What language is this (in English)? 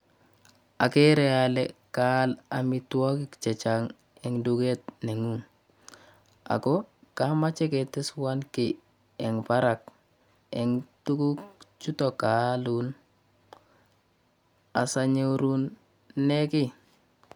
Kalenjin